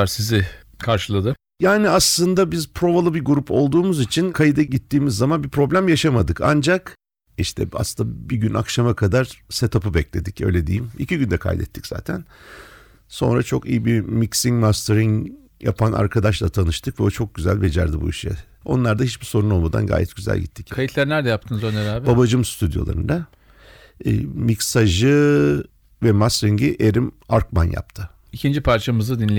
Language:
Turkish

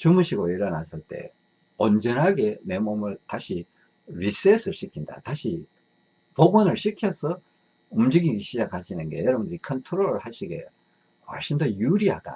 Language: Korean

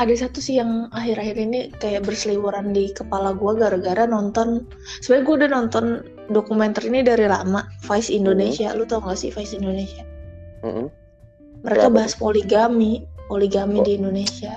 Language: Indonesian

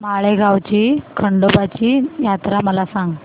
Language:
Marathi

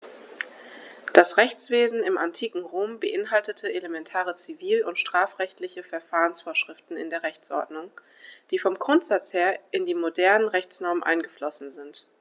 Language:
German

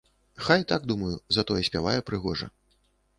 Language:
Belarusian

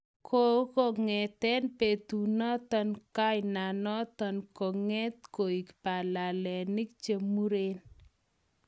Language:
Kalenjin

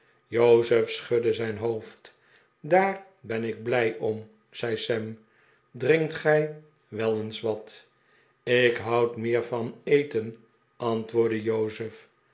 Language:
Dutch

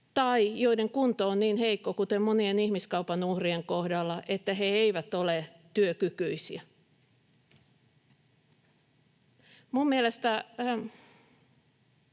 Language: Finnish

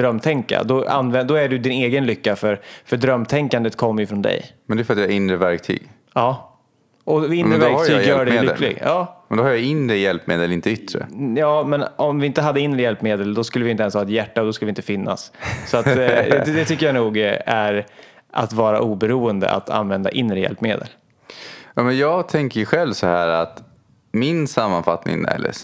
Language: Swedish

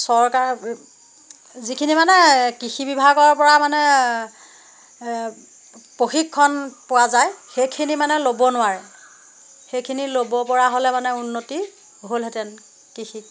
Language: Assamese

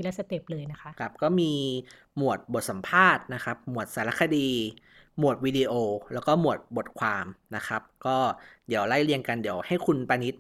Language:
Thai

